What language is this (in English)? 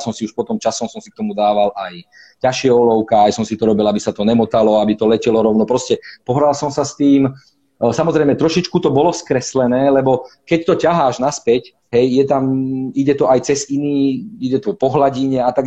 Slovak